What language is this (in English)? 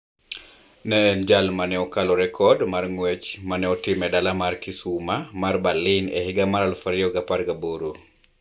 Luo (Kenya and Tanzania)